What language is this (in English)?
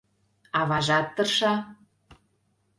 Mari